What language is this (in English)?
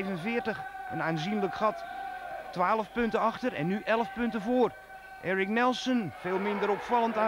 Dutch